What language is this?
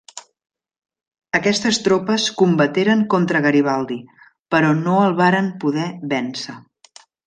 Catalan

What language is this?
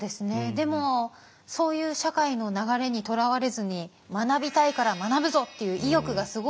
Japanese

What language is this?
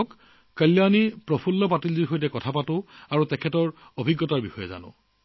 Assamese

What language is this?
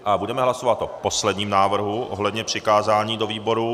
Czech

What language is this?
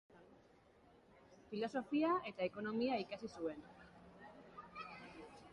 Basque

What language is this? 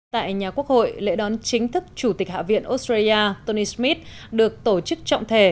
Vietnamese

